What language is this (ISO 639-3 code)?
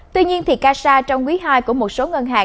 vie